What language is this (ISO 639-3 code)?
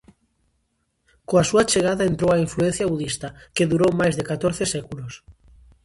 glg